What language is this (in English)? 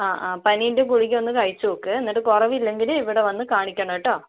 Malayalam